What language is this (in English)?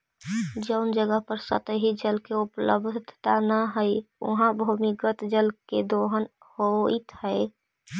Magahi